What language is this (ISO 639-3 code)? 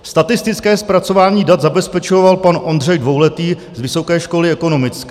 ces